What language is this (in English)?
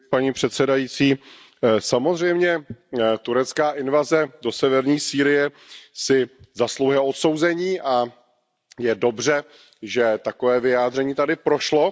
Czech